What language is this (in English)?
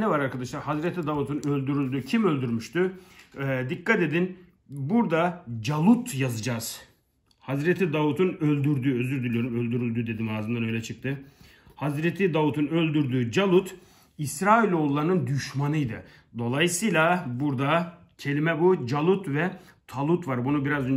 Turkish